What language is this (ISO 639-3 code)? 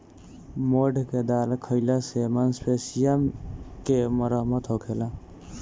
bho